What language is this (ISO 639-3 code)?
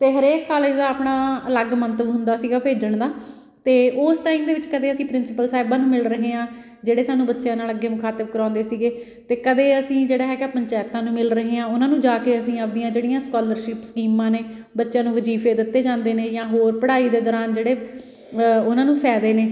pan